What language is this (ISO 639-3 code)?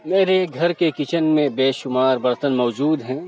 urd